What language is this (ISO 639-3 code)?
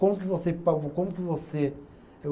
por